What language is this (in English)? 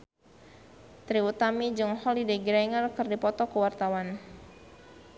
Sundanese